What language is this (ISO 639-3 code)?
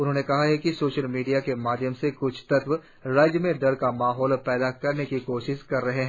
hin